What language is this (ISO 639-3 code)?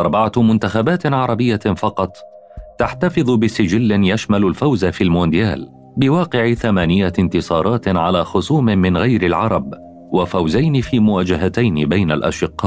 ara